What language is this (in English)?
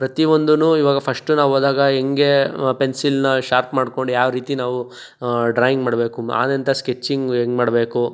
Kannada